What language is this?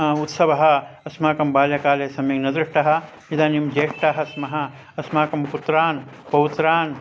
Sanskrit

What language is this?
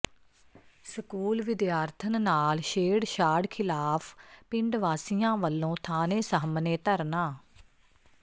Punjabi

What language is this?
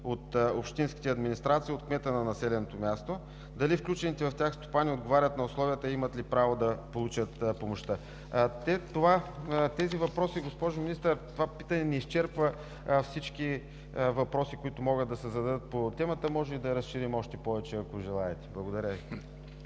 Bulgarian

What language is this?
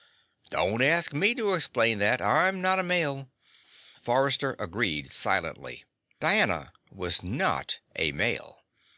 English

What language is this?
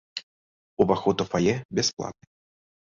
Belarusian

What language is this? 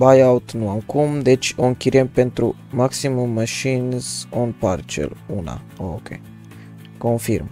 Romanian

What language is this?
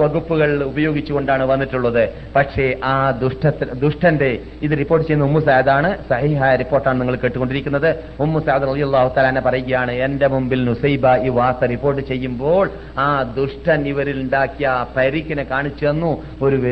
Malayalam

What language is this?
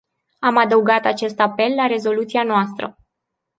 Romanian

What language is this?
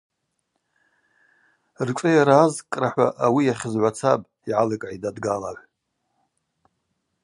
Abaza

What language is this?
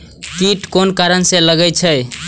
Maithili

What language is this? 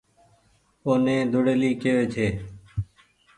Goaria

